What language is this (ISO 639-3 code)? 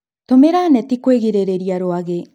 kik